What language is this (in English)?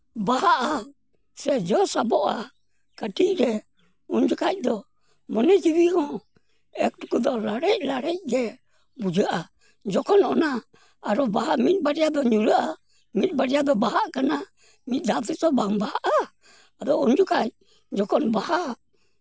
Santali